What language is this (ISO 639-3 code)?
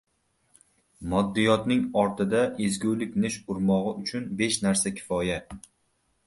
uzb